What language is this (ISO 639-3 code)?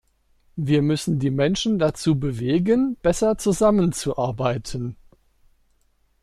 deu